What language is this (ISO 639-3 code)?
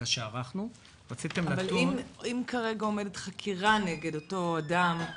heb